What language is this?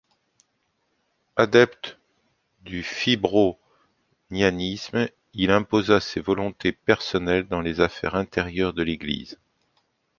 French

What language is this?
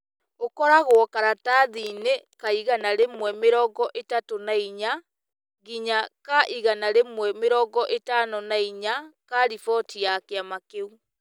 Kikuyu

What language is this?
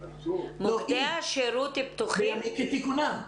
Hebrew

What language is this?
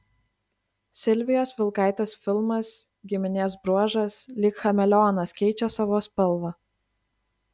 Lithuanian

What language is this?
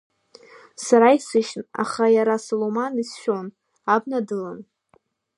Abkhazian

